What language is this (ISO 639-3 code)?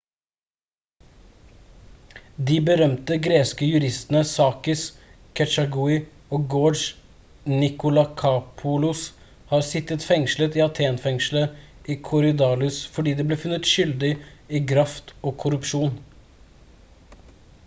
nob